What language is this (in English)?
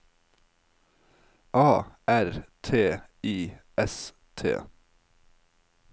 Norwegian